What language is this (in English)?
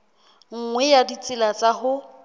Southern Sotho